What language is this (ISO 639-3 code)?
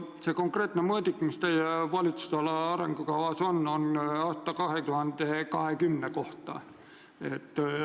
est